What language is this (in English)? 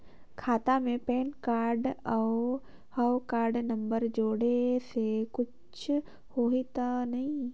Chhattisgarhi